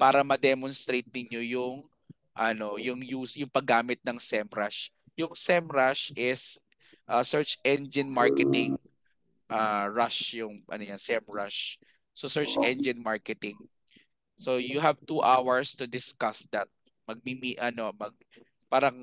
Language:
Filipino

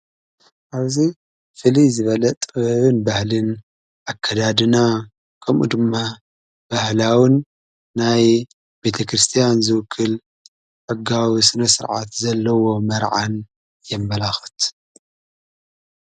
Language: Tigrinya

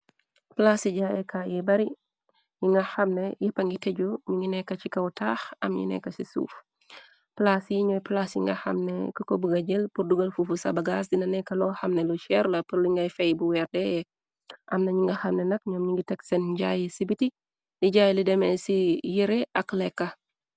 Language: Wolof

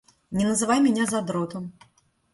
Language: Russian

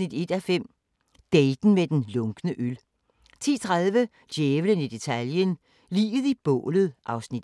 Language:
Danish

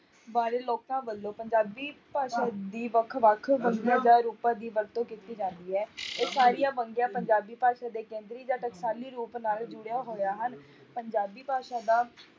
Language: Punjabi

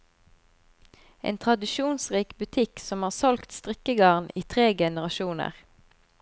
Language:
Norwegian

